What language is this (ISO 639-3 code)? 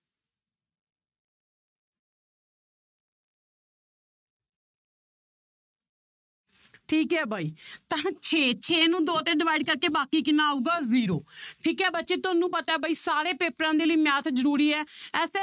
pan